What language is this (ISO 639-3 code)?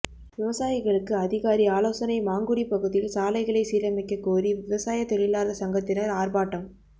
tam